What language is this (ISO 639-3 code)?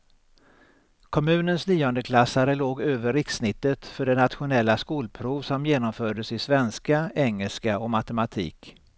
swe